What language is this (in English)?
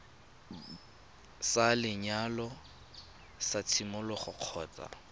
Tswana